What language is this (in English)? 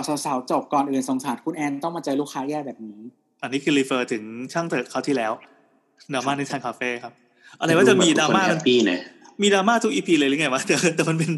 Thai